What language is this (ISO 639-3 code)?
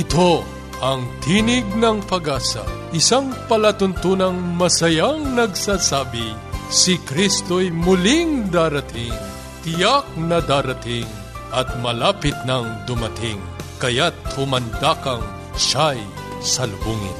fil